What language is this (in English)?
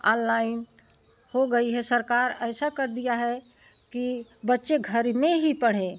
Hindi